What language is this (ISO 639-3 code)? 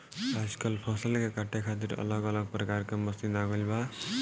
bho